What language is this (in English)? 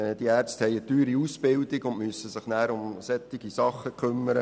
Swiss German